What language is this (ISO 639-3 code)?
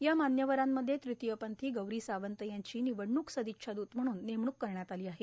mar